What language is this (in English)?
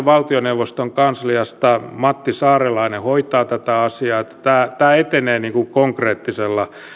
Finnish